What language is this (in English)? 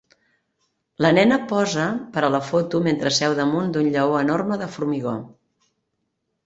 Catalan